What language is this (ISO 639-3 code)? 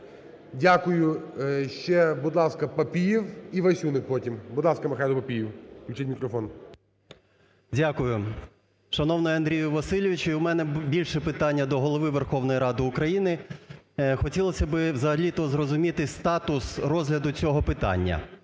ukr